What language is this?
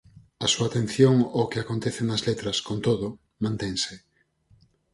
Galician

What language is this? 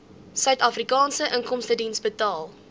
Afrikaans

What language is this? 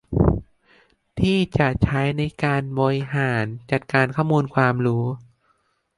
Thai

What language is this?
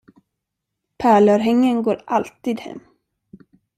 Swedish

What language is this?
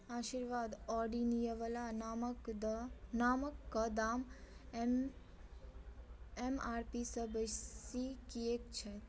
Maithili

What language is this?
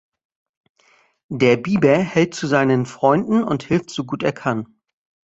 German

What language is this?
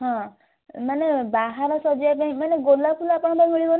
Odia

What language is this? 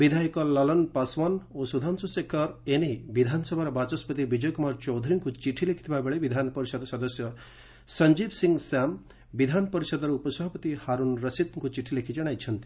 Odia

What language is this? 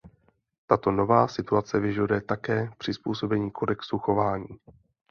Czech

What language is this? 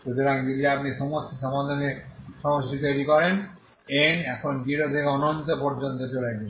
Bangla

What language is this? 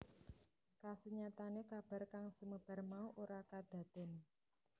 Javanese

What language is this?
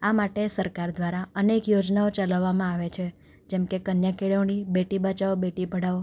Gujarati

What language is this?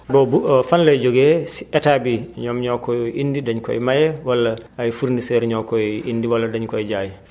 Wolof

